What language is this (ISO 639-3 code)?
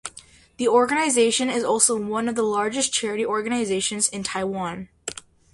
eng